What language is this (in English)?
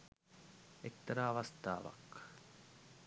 Sinhala